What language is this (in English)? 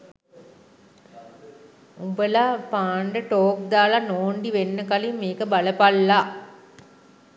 Sinhala